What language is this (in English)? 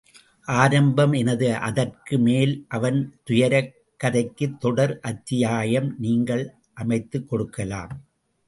Tamil